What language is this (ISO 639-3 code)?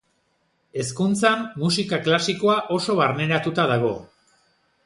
eus